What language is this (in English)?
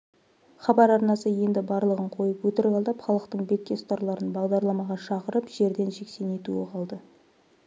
Kazakh